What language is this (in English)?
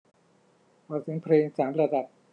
Thai